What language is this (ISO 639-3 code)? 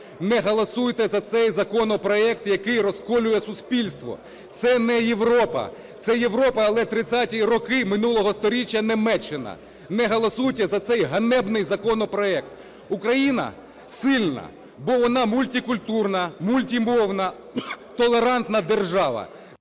ukr